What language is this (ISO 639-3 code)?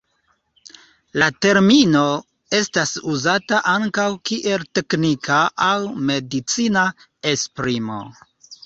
epo